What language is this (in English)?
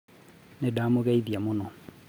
Kikuyu